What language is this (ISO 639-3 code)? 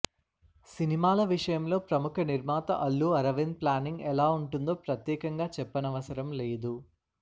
tel